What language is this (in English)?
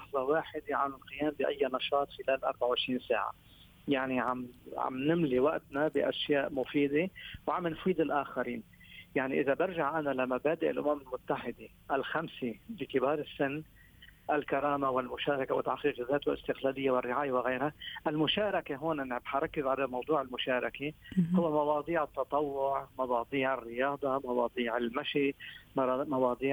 Arabic